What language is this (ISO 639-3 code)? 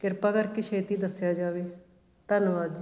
pan